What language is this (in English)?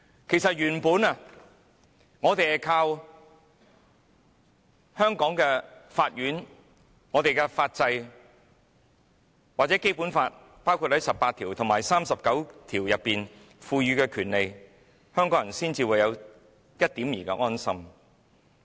Cantonese